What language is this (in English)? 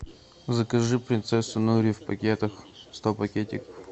Russian